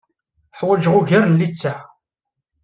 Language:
Kabyle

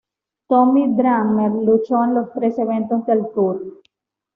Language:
Spanish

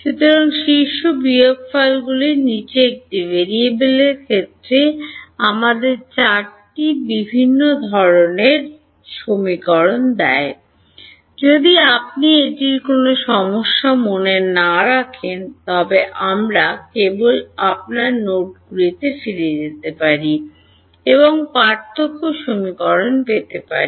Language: Bangla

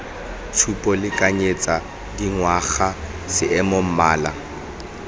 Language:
Tswana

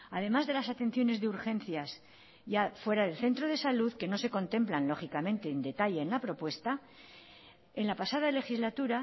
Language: Spanish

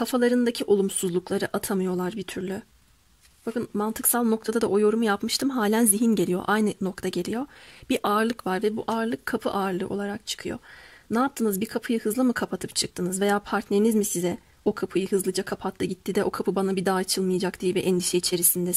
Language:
Turkish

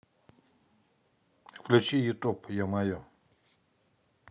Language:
Russian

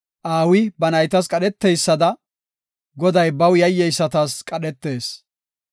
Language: Gofa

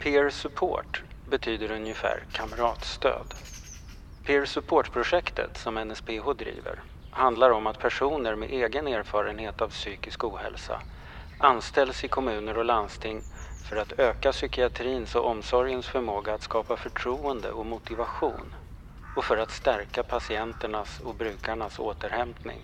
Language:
Swedish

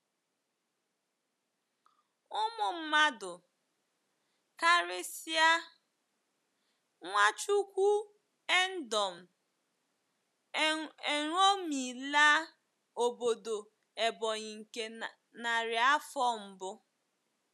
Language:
Igbo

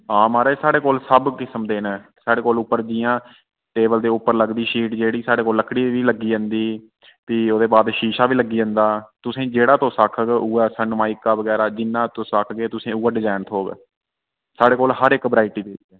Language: Dogri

